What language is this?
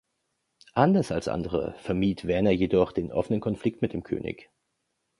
German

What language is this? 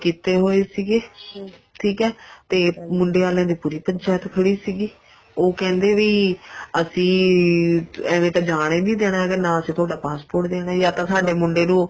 Punjabi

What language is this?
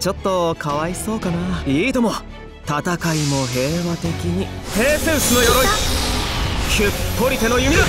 Japanese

